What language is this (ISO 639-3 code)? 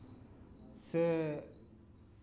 sat